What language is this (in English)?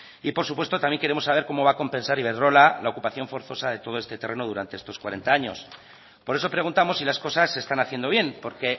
Spanish